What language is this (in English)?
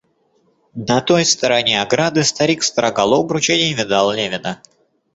Russian